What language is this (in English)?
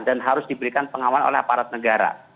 Indonesian